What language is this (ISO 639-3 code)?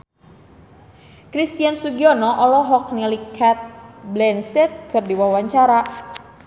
sun